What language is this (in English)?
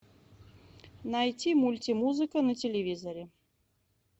Russian